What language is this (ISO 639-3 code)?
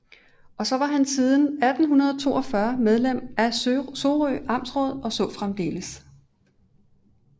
dan